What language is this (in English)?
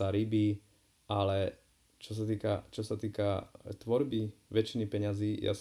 Slovak